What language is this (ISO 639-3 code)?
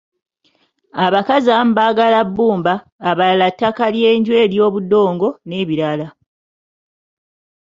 lug